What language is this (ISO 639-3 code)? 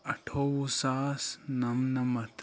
kas